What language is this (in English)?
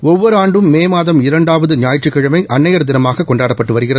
Tamil